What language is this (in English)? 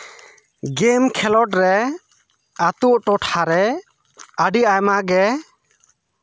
Santali